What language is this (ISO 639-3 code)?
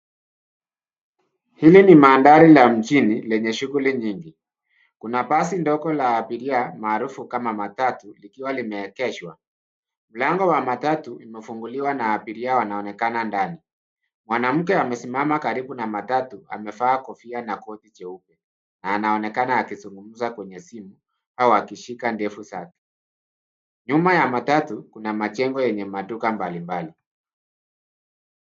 swa